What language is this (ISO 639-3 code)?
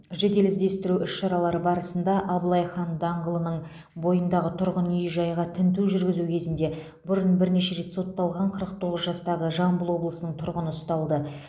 kaz